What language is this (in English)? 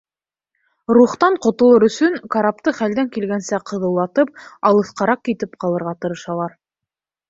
Bashkir